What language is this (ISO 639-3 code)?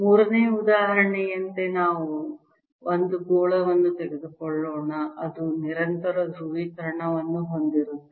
kan